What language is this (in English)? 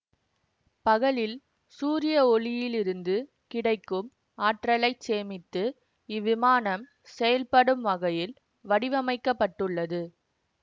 Tamil